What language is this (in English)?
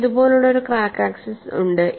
Malayalam